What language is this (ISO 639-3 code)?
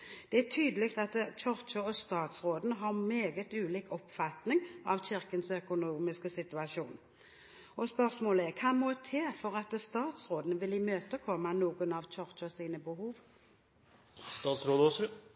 nob